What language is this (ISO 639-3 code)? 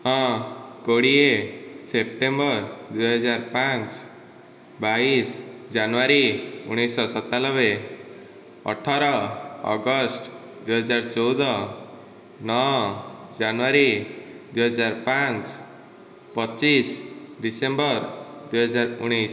ori